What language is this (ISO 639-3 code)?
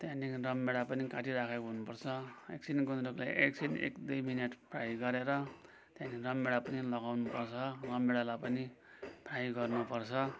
nep